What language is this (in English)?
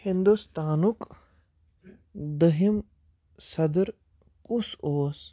Kashmiri